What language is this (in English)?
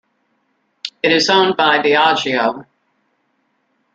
English